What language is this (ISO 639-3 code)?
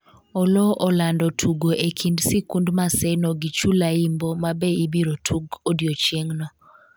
luo